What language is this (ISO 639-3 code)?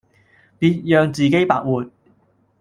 yue